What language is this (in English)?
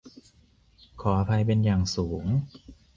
Thai